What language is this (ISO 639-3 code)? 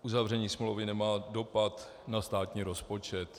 ces